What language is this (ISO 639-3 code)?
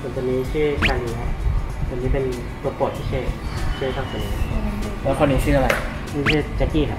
tha